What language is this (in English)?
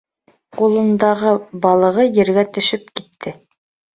Bashkir